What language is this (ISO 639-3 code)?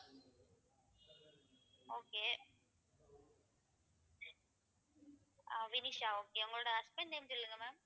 tam